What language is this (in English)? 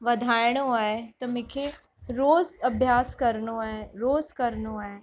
Sindhi